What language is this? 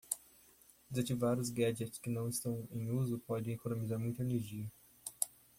Portuguese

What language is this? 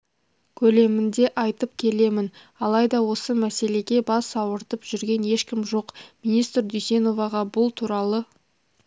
Kazakh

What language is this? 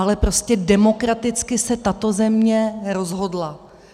Czech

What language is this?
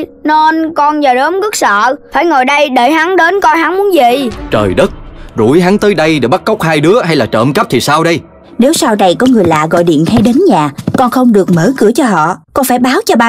Vietnamese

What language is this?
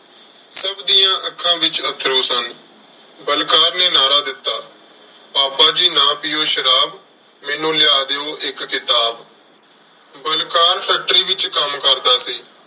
Punjabi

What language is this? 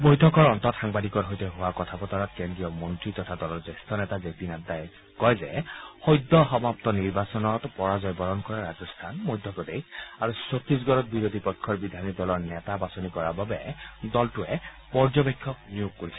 Assamese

